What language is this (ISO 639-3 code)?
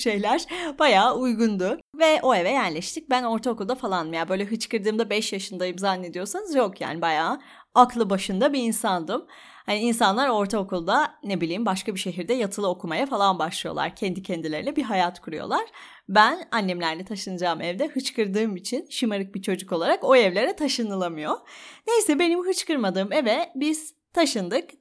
tur